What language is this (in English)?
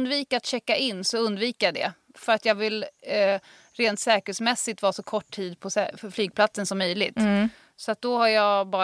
Swedish